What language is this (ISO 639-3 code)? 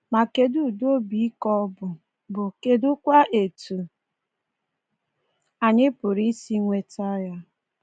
ibo